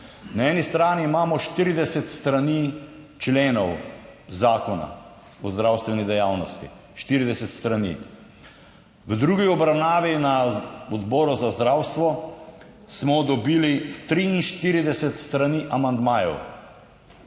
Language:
Slovenian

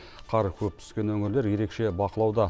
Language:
Kazakh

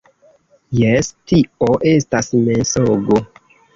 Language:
Esperanto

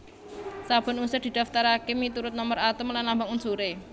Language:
Javanese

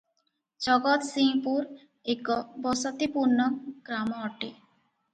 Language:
Odia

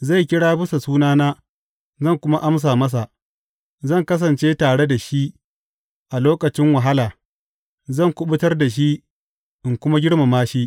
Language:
Hausa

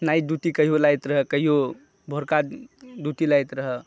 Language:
Maithili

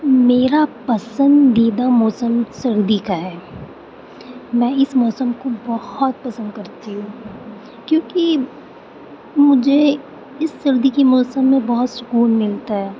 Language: Urdu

